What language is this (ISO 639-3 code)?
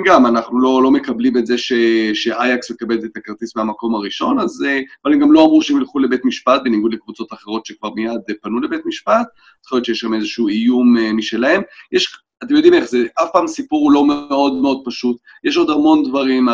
heb